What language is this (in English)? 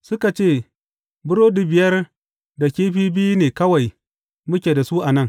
Hausa